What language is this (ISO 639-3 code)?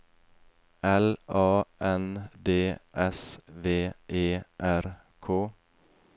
nor